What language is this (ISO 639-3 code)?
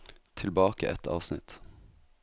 nor